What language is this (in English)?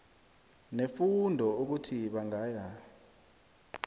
South Ndebele